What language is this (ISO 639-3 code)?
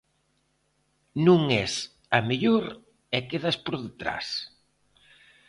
glg